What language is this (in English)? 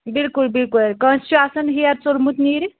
Kashmiri